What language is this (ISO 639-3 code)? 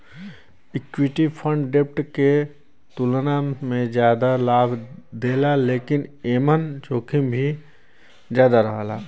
bho